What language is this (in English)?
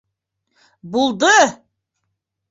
Bashkir